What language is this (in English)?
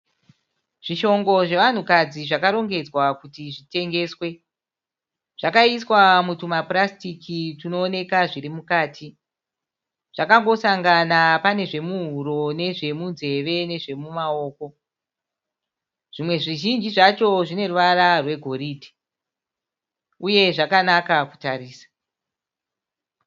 Shona